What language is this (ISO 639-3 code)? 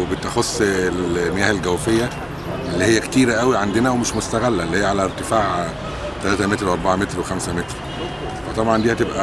ara